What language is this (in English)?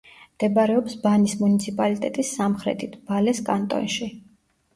Georgian